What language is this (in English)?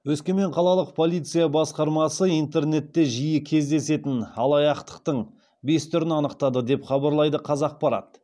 Kazakh